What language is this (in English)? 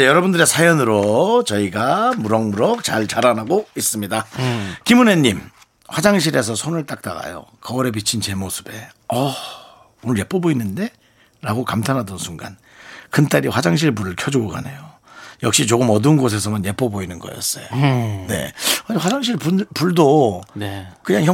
Korean